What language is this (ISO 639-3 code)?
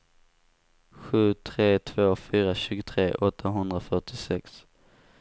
swe